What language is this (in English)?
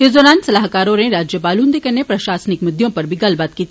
Dogri